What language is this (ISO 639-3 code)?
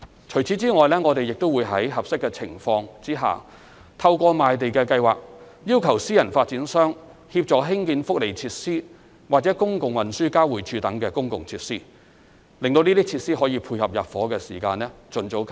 yue